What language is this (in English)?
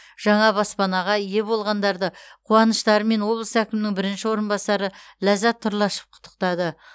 Kazakh